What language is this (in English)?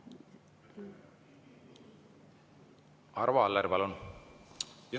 Estonian